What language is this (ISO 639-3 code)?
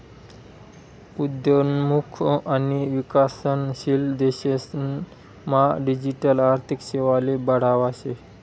mar